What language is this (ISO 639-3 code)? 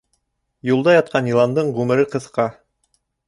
bak